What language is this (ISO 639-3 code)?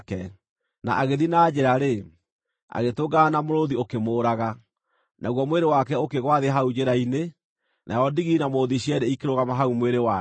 kik